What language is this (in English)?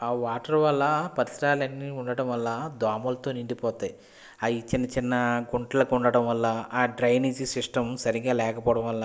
Telugu